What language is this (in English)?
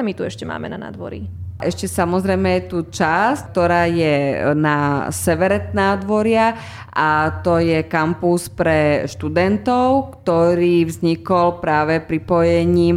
Slovak